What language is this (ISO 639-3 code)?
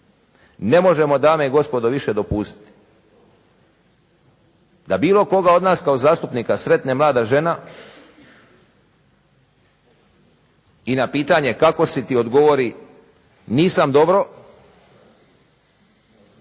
hrv